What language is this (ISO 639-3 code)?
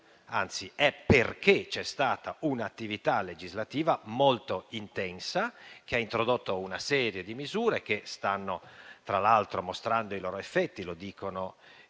ita